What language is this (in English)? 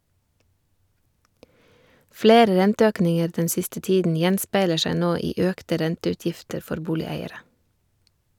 Norwegian